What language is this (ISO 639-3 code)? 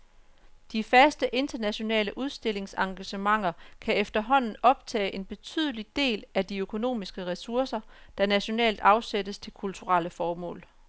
dan